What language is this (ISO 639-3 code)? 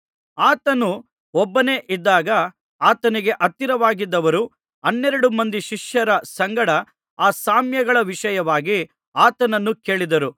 kan